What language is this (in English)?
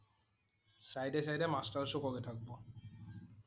Assamese